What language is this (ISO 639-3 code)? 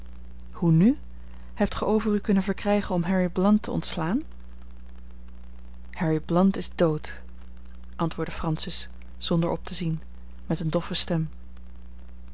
nld